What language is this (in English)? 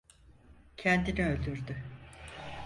Turkish